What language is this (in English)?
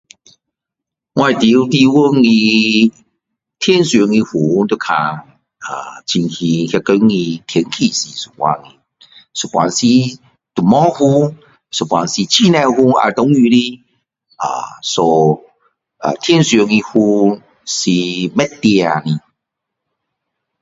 Min Dong Chinese